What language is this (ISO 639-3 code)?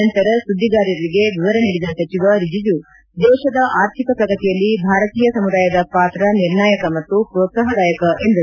kan